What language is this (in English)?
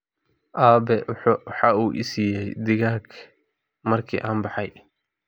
Somali